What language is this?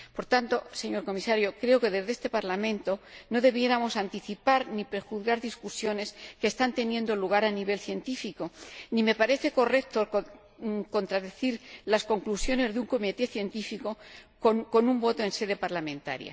Spanish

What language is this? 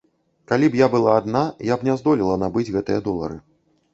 Belarusian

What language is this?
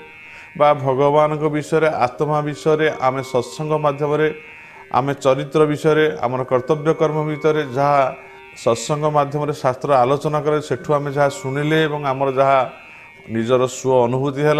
Bangla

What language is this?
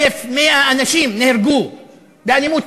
Hebrew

